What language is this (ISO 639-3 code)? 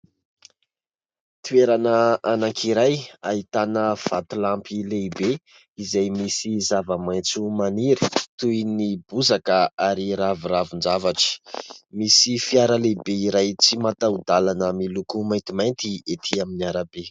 mlg